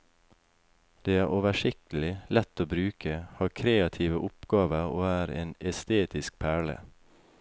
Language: Norwegian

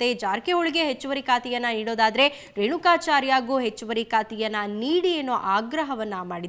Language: Thai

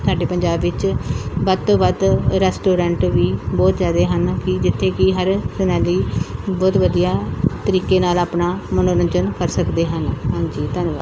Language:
Punjabi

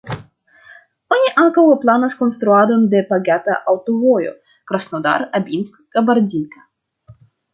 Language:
Esperanto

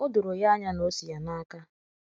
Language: Igbo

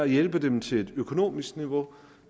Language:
Danish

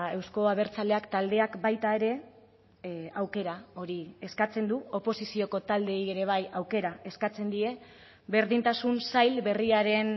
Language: Basque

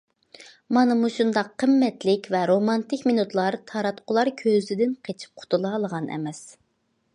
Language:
Uyghur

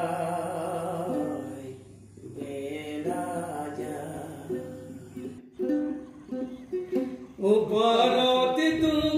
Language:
Arabic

